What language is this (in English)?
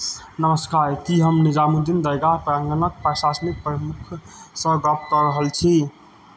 Maithili